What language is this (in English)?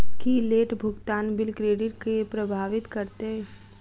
Maithili